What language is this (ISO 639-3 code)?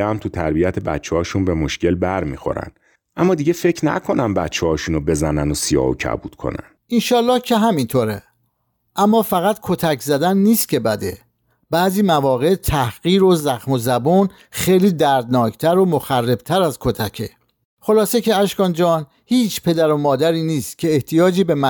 fas